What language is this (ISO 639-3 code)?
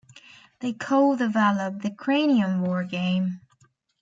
eng